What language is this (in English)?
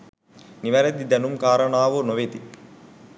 Sinhala